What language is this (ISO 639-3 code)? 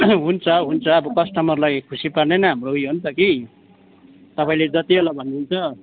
nep